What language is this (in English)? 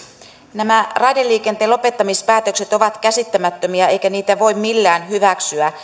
Finnish